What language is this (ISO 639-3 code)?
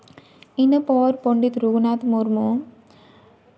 sat